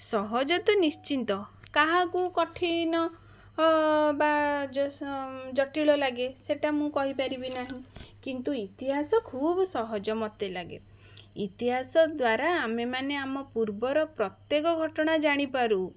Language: Odia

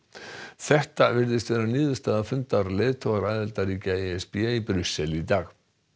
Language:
Icelandic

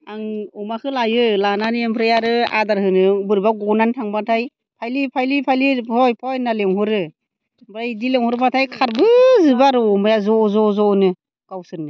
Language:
Bodo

